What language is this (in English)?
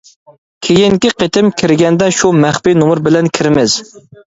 Uyghur